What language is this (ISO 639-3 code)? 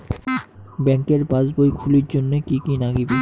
ben